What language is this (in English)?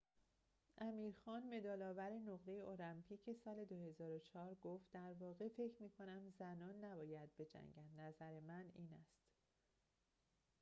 Persian